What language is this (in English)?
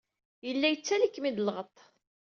Kabyle